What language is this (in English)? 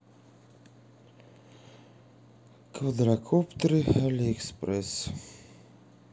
Russian